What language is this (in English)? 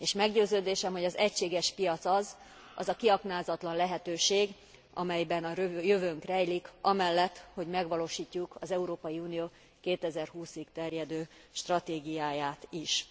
Hungarian